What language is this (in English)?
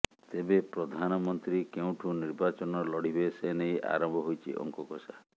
Odia